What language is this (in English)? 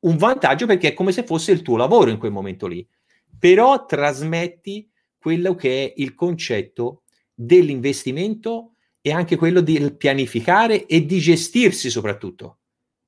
Italian